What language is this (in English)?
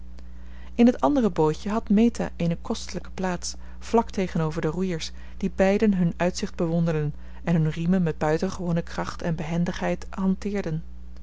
Dutch